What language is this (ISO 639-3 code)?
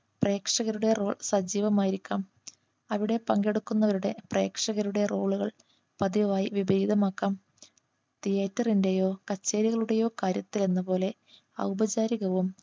mal